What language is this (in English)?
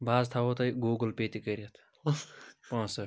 Kashmiri